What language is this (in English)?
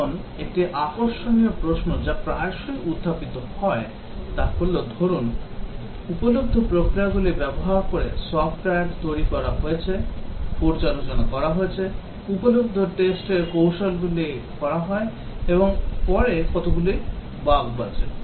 Bangla